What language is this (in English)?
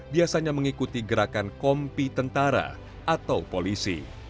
Indonesian